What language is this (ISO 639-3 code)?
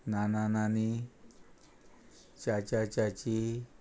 kok